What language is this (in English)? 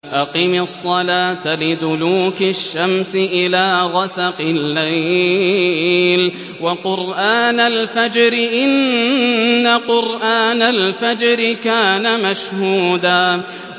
Arabic